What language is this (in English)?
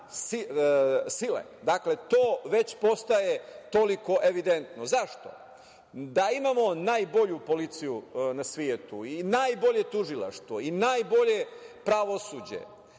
Serbian